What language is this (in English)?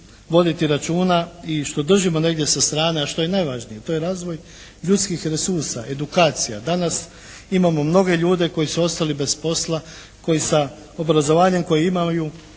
Croatian